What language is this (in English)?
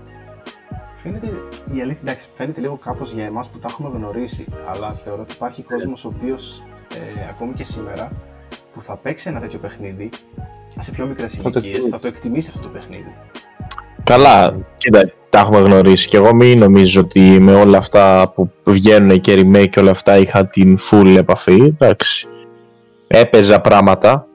Greek